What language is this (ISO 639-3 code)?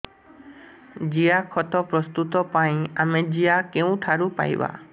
ori